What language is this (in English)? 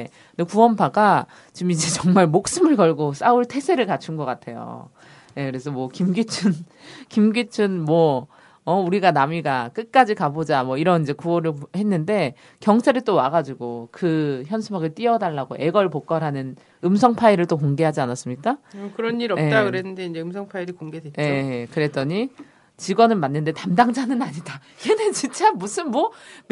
Korean